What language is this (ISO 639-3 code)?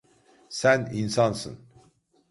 tur